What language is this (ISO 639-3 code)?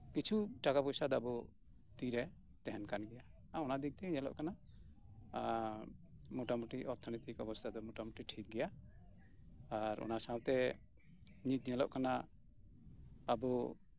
sat